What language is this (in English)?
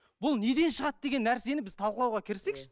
Kazakh